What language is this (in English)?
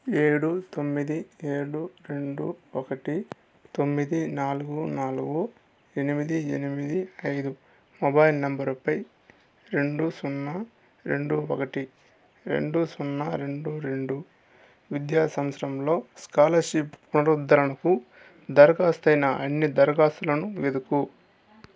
Telugu